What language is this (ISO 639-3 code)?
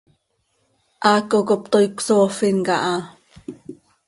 sei